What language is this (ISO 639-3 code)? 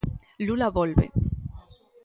glg